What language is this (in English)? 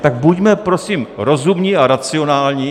Czech